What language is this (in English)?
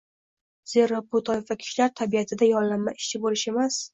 Uzbek